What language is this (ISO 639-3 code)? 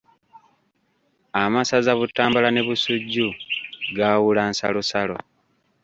lug